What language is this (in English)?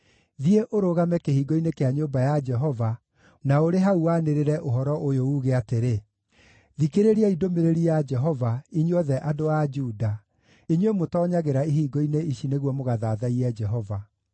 Kikuyu